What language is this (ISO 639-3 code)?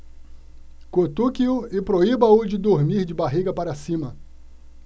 por